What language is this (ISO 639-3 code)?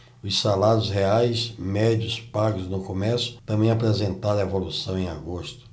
por